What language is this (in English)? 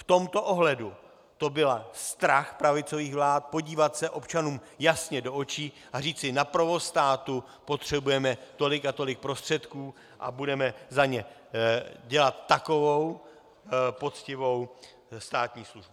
Czech